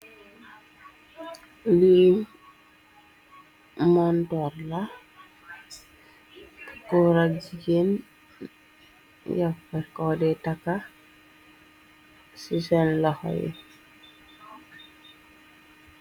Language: Wolof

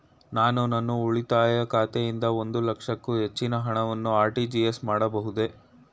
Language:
Kannada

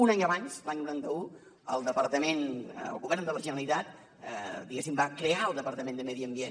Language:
Catalan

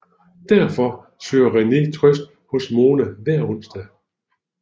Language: Danish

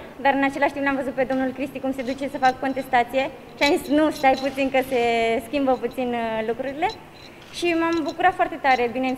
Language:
Romanian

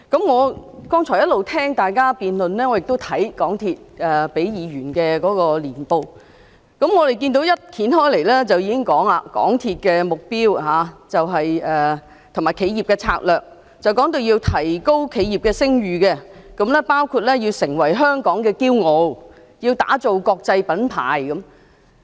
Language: Cantonese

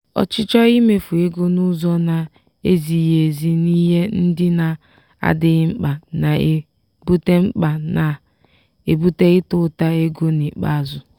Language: Igbo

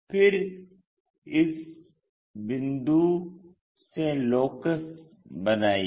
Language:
Hindi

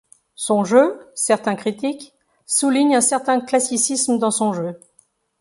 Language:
French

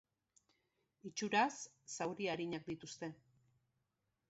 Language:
Basque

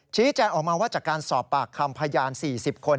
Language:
Thai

